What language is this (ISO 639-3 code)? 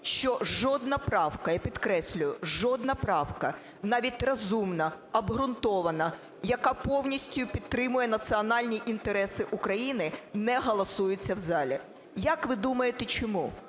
ukr